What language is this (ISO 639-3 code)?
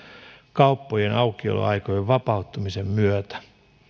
fin